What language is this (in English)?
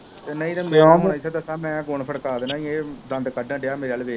Punjabi